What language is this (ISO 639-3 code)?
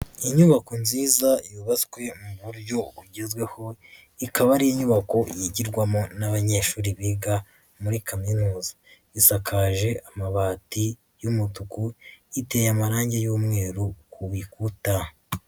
kin